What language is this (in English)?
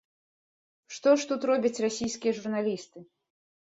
Belarusian